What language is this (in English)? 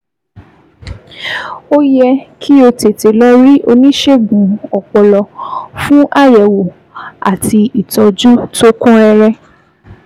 Yoruba